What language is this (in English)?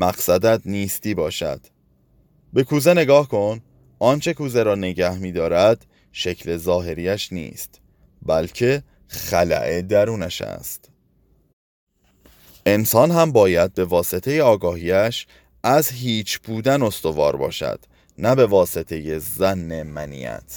Persian